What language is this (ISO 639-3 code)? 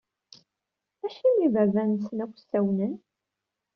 kab